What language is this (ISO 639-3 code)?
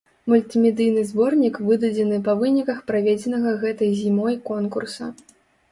bel